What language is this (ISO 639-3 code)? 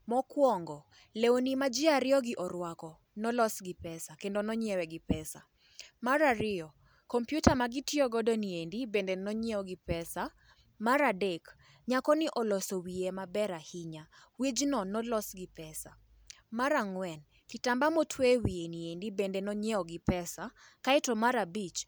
luo